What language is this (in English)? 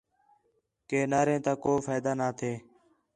Khetrani